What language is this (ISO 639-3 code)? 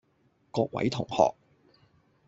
yue